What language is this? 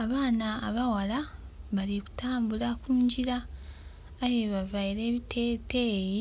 Soga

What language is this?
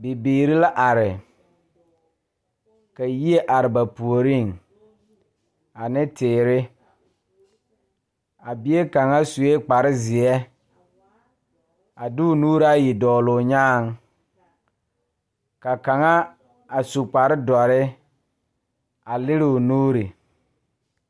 Southern Dagaare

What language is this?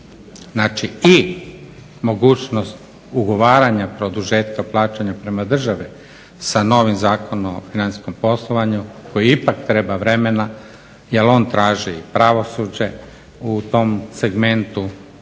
Croatian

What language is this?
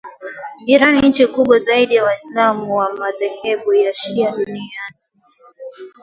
Swahili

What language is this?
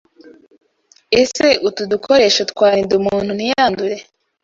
Kinyarwanda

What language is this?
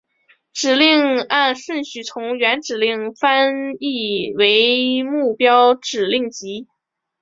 Chinese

